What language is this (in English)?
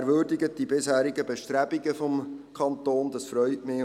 Swiss German